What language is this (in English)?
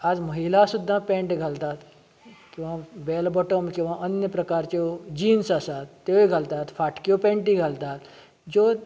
Konkani